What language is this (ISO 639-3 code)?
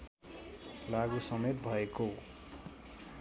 nep